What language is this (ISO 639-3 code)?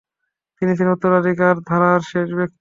ben